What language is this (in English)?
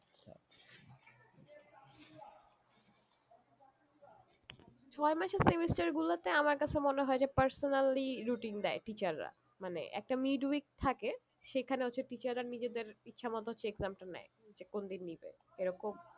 Bangla